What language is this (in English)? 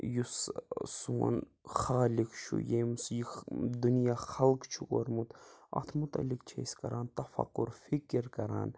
Kashmiri